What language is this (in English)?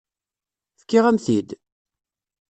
Kabyle